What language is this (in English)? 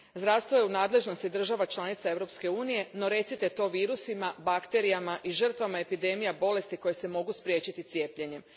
Croatian